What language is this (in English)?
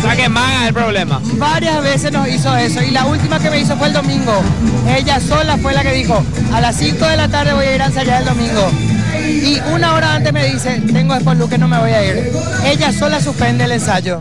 Spanish